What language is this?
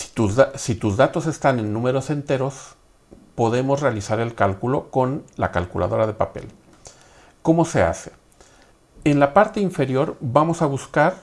Spanish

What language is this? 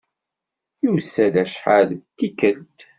Kabyle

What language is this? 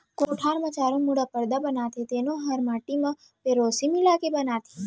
Chhattisgarhi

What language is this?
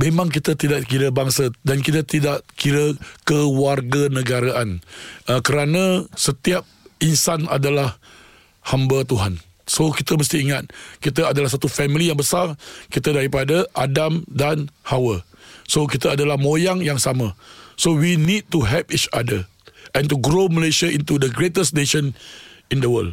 Malay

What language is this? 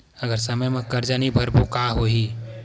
Chhattisgarhi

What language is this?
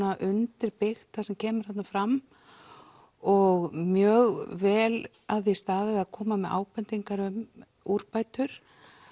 Icelandic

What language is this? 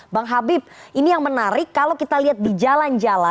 Indonesian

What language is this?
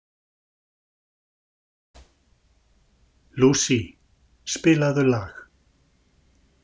Icelandic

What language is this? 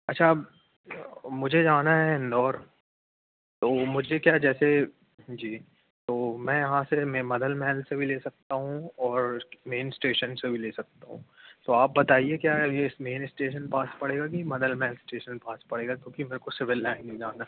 Hindi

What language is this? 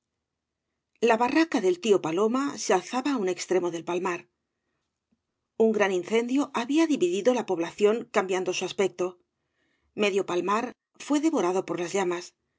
Spanish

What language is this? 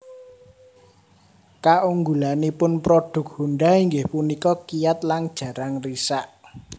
Javanese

